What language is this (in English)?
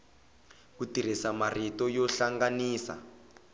Tsonga